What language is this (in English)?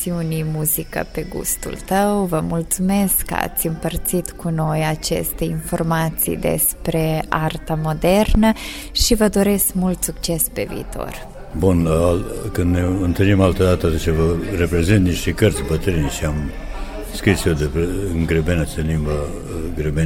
Romanian